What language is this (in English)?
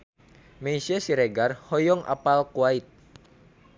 Sundanese